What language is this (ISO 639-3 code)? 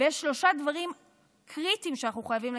heb